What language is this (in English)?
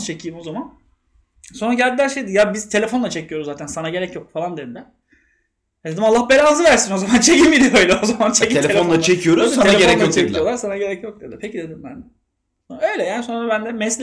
Turkish